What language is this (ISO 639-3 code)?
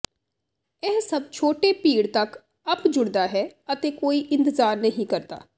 pan